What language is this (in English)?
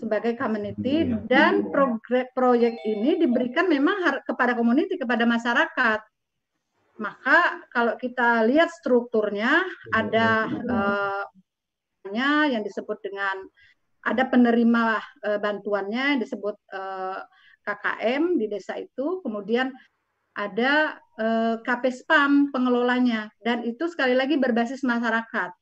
Indonesian